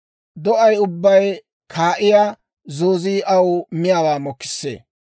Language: Dawro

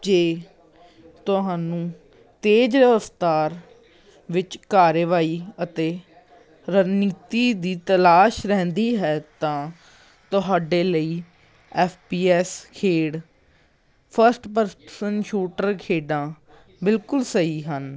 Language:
Punjabi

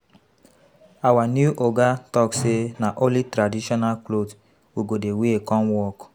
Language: Nigerian Pidgin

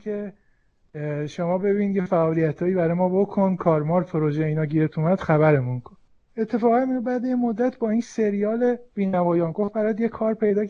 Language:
Persian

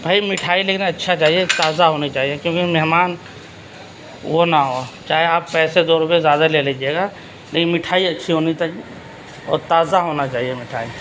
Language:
Urdu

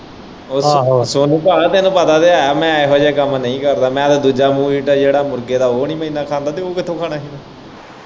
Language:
Punjabi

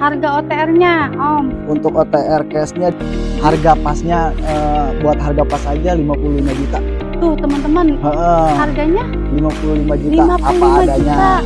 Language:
Indonesian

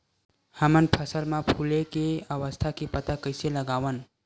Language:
Chhattisgarhi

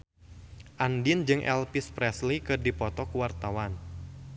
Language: Sundanese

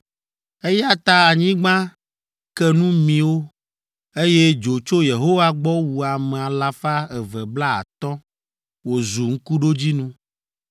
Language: Ewe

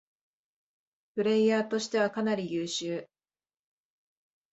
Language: Japanese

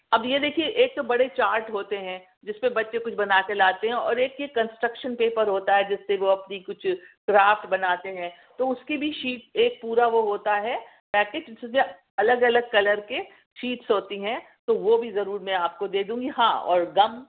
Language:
Urdu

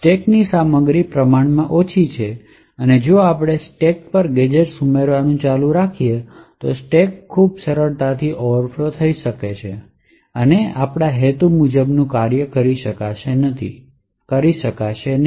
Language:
Gujarati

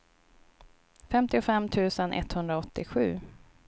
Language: Swedish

